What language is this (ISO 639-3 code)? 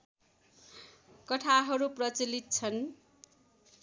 nep